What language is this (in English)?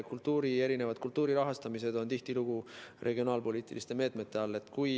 Estonian